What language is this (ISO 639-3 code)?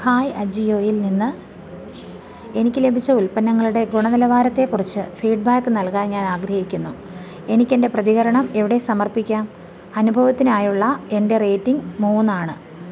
mal